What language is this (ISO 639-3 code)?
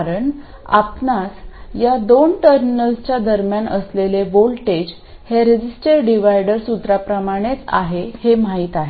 mar